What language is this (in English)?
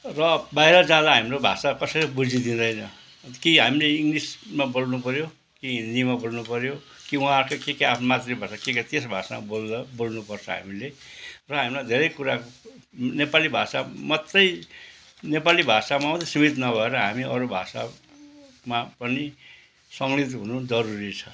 Nepali